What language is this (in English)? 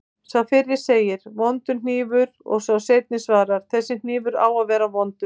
Icelandic